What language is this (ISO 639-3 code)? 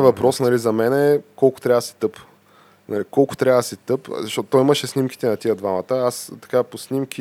bul